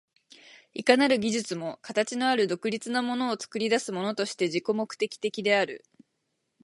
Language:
Japanese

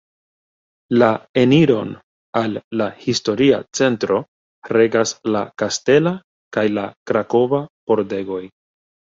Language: Esperanto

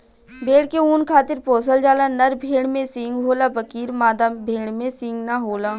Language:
Bhojpuri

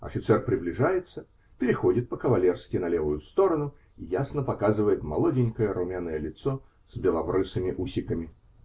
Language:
Russian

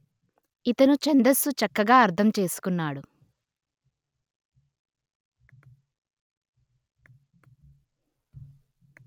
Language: Telugu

